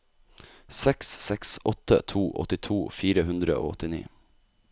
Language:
Norwegian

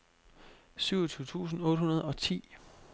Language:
Danish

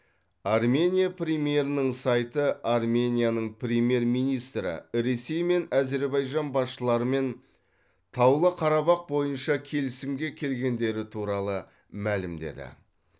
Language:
Kazakh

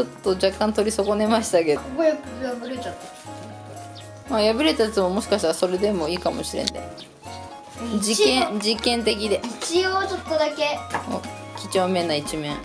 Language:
Japanese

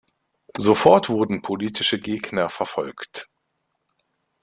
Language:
German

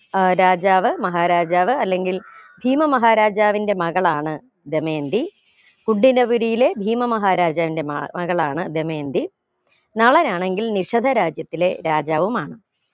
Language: Malayalam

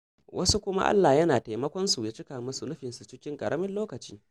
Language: Hausa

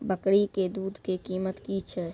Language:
Maithili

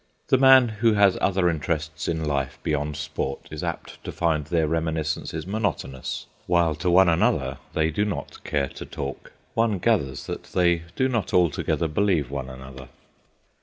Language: English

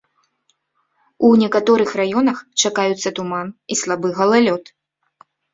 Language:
Belarusian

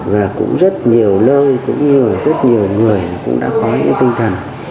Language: Vietnamese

